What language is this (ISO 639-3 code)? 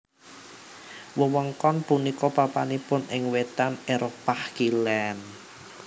jav